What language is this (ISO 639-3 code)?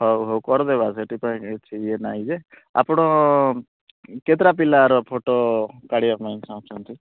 ori